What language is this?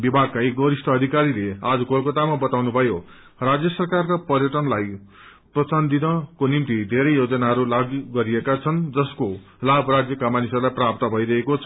Nepali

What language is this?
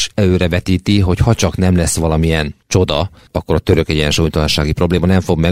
Hungarian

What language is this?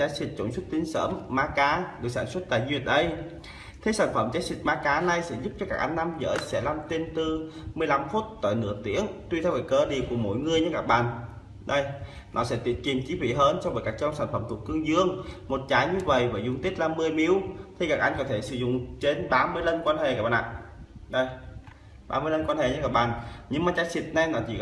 Vietnamese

